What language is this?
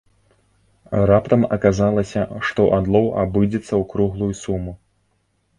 Belarusian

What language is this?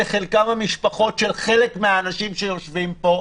Hebrew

